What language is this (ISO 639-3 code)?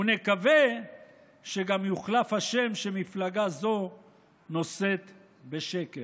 heb